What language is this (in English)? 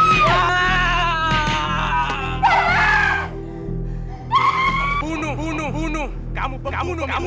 Indonesian